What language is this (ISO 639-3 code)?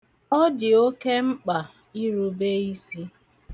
ibo